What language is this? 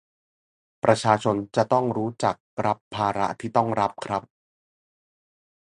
Thai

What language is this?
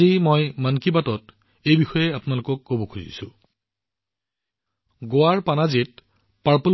Assamese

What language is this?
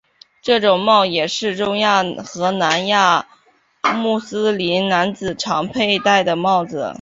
Chinese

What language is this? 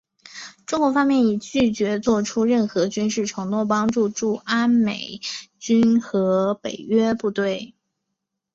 Chinese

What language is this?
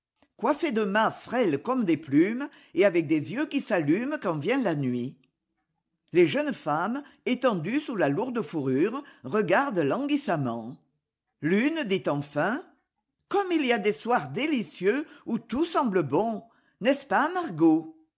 French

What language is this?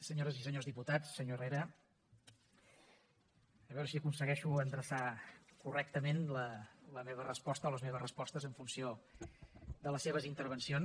Catalan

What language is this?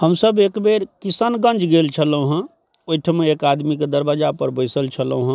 Maithili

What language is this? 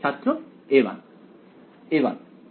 Bangla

